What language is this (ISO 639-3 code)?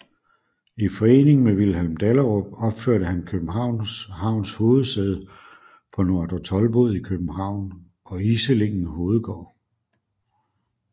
dan